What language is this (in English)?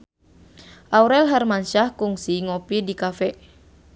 Sundanese